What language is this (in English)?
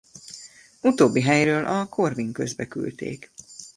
Hungarian